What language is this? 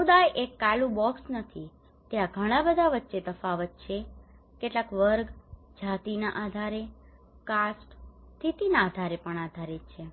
Gujarati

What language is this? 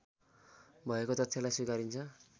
Nepali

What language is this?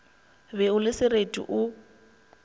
Northern Sotho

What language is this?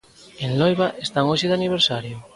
Galician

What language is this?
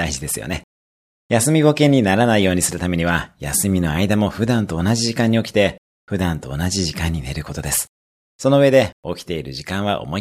Japanese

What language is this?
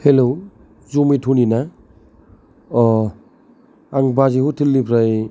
Bodo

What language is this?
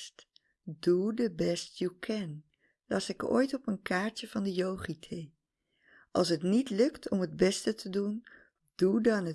Dutch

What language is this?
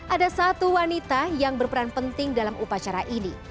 Indonesian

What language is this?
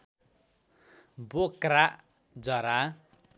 Nepali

